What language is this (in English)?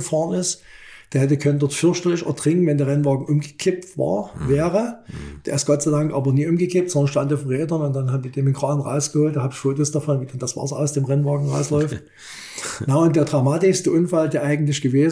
German